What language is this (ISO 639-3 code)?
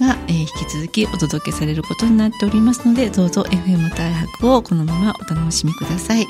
jpn